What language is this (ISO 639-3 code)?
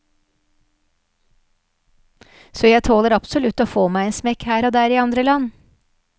nor